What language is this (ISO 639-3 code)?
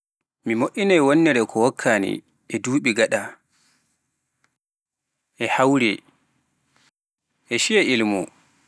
fuf